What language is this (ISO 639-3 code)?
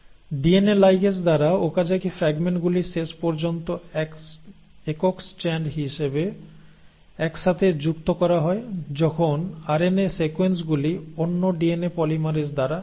ben